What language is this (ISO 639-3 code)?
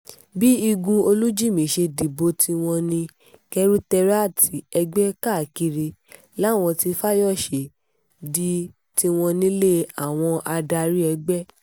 yor